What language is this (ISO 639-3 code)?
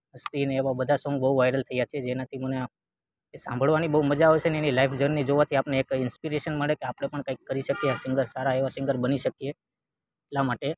guj